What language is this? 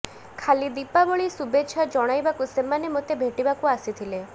Odia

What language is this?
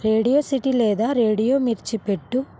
Telugu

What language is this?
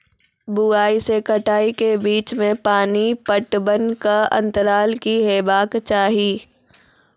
Maithili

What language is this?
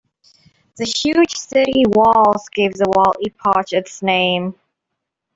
English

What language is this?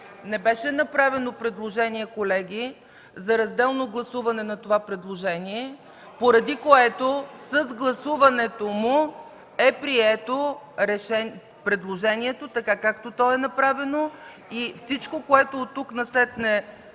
Bulgarian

